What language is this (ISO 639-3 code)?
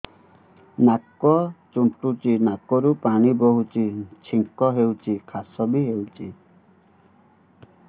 ori